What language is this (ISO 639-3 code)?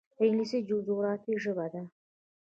pus